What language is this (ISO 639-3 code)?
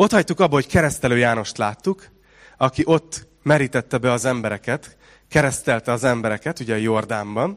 hun